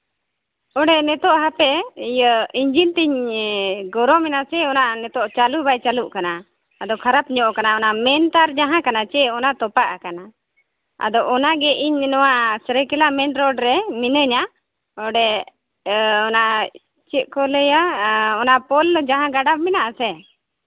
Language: Santali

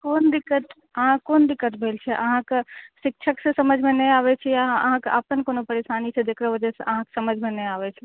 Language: Maithili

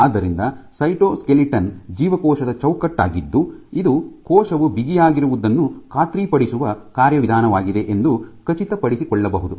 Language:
Kannada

